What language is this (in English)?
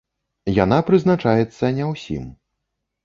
Belarusian